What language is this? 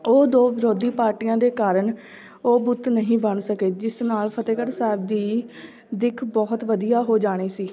Punjabi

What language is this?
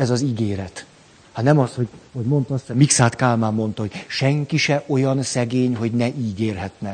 Hungarian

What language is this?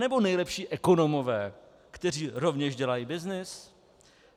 Czech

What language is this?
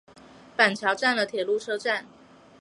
Chinese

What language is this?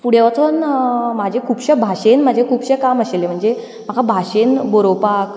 Konkani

